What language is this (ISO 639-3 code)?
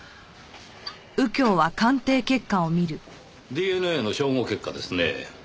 jpn